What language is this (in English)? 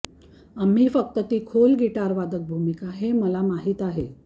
Marathi